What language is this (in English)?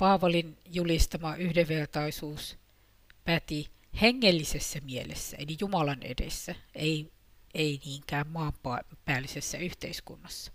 Finnish